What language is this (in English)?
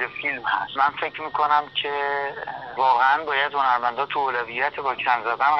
Persian